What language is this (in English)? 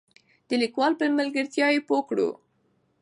Pashto